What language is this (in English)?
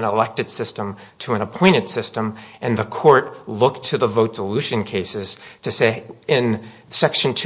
English